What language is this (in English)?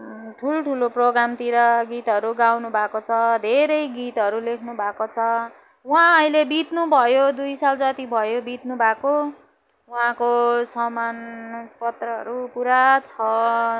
Nepali